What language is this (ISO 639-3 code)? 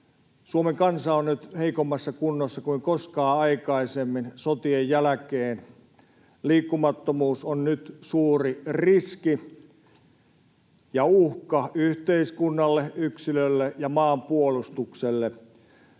fin